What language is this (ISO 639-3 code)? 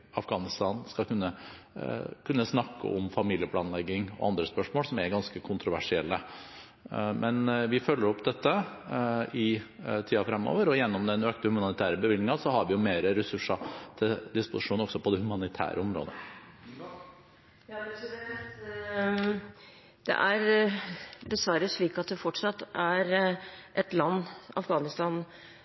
nob